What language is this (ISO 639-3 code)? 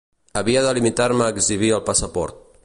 cat